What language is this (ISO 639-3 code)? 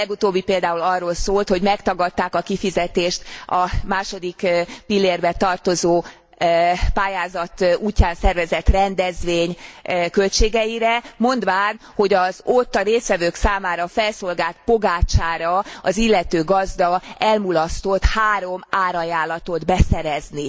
hun